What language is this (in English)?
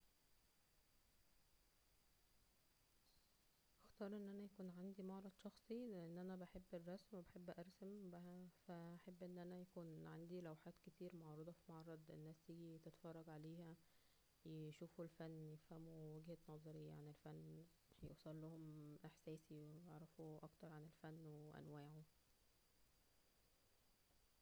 Egyptian Arabic